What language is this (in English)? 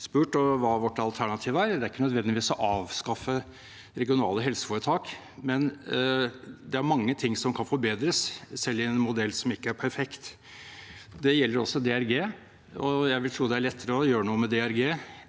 Norwegian